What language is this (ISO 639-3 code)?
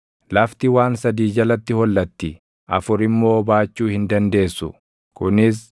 orm